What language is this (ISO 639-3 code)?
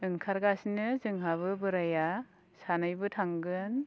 brx